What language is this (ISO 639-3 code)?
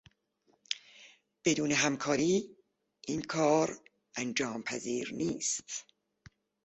fas